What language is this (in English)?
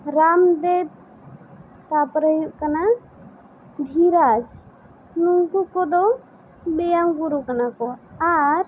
Santali